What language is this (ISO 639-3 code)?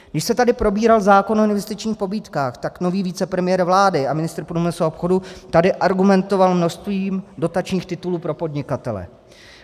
ces